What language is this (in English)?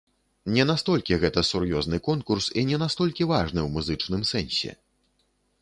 Belarusian